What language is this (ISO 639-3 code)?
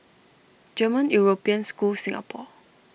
eng